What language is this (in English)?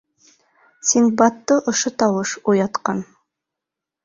Bashkir